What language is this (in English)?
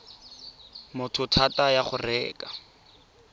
Tswana